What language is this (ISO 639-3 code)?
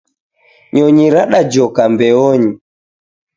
dav